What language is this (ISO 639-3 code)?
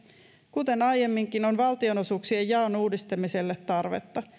fin